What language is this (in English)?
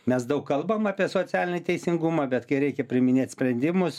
Lithuanian